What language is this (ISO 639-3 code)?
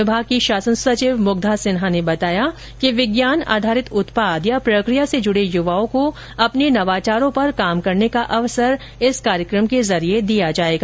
hin